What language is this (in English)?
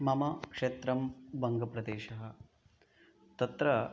Sanskrit